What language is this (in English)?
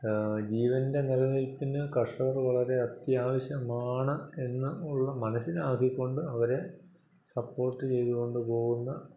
Malayalam